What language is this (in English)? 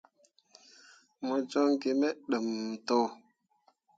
Mundang